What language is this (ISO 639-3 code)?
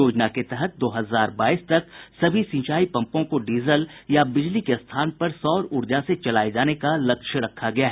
hin